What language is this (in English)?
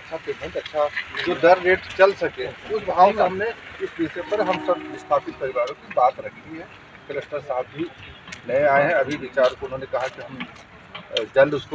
Hindi